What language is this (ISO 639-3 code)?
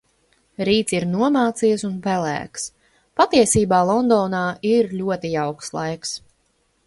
lav